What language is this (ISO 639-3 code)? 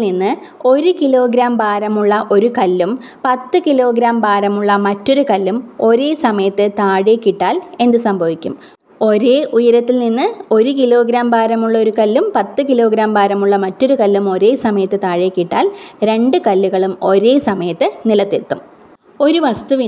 mal